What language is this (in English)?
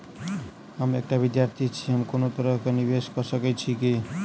Maithili